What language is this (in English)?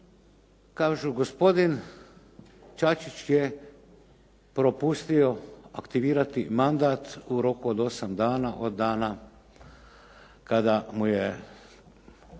Croatian